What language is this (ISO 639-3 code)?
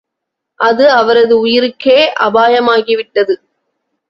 tam